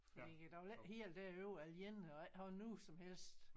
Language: Danish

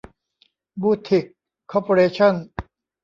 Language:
Thai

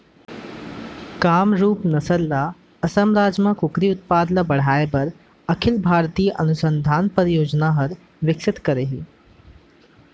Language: Chhattisgarhi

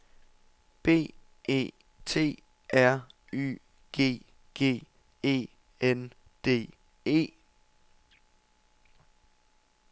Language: Danish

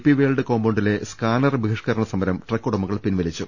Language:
Malayalam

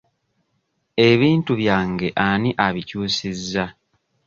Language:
Ganda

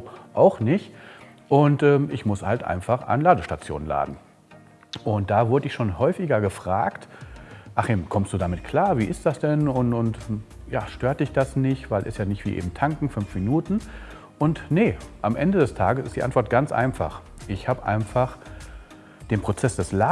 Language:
German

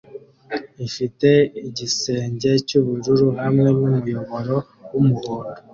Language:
Kinyarwanda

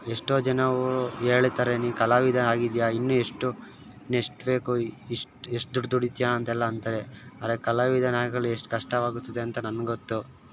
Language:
Kannada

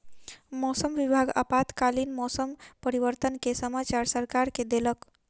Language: Maithili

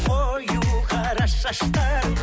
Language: Kazakh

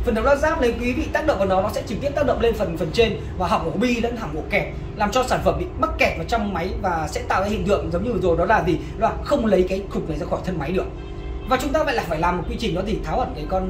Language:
Vietnamese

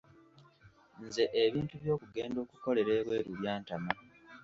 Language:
Ganda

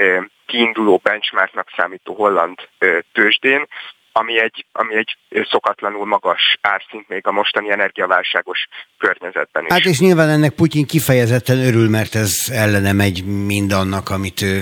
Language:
Hungarian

